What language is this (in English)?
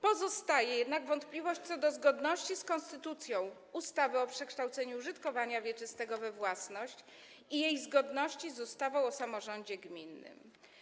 Polish